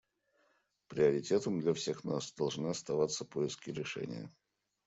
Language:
Russian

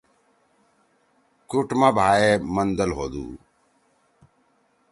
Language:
Torwali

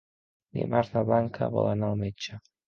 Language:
Catalan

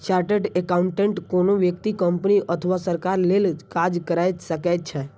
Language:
Maithili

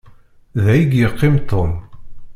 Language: Kabyle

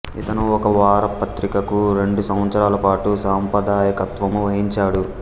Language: Telugu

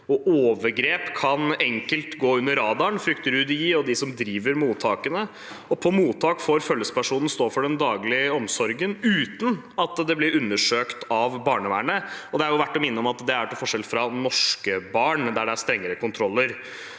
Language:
Norwegian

